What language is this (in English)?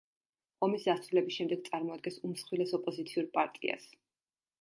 Georgian